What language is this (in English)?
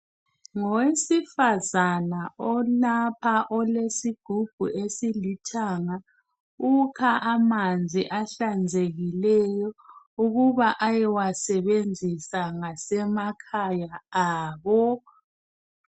North Ndebele